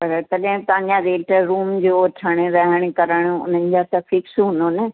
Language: Sindhi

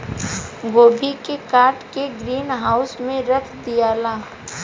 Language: Bhojpuri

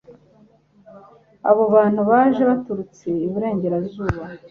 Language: Kinyarwanda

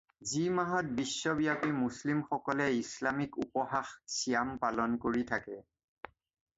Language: Assamese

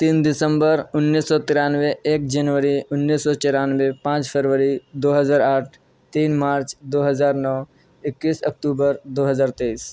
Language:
Urdu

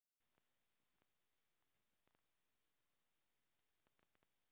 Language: Russian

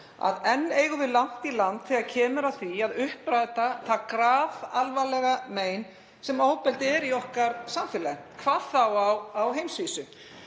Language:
Icelandic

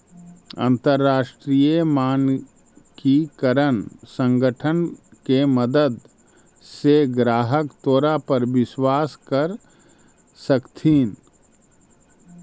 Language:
Magahi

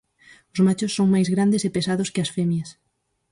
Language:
Galician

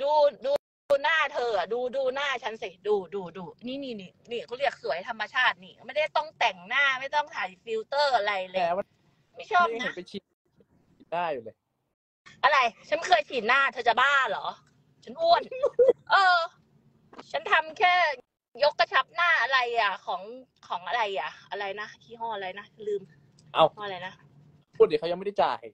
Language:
Thai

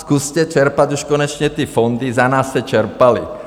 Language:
Czech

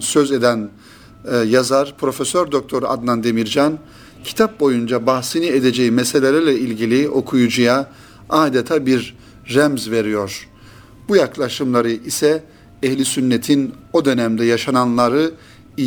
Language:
Turkish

